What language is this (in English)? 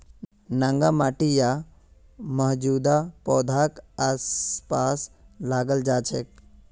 Magahi